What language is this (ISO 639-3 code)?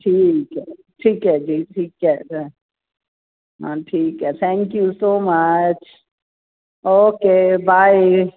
pan